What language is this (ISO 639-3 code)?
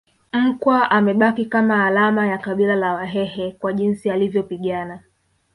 swa